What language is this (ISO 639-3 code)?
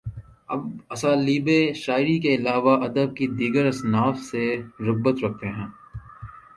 urd